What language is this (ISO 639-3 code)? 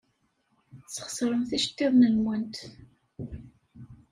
kab